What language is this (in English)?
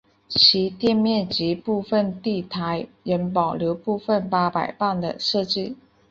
Chinese